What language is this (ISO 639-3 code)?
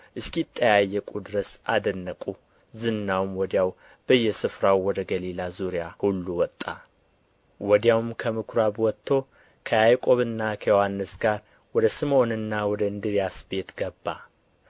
amh